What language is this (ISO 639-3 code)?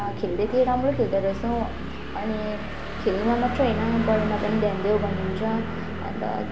nep